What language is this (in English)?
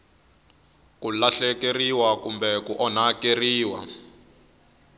Tsonga